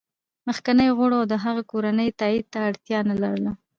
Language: Pashto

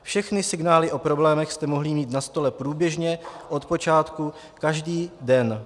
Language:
Czech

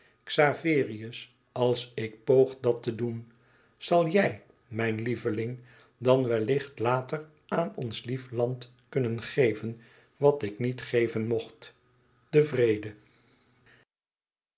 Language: Dutch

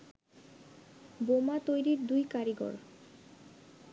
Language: Bangla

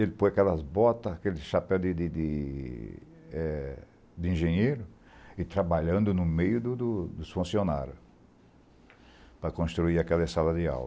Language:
Portuguese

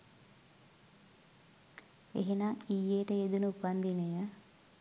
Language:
Sinhala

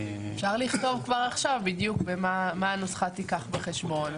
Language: Hebrew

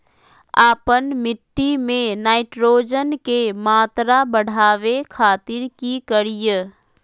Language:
Magahi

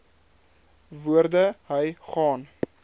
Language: Afrikaans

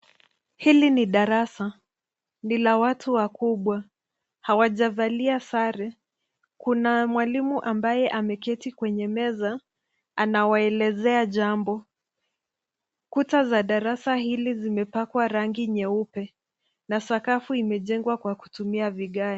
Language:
Swahili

